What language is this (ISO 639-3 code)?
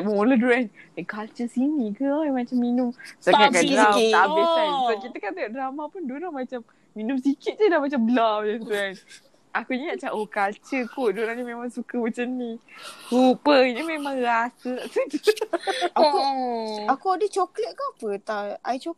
msa